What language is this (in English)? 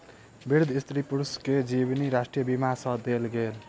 Maithili